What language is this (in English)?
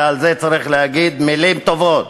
Hebrew